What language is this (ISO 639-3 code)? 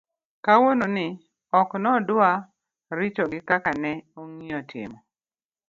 luo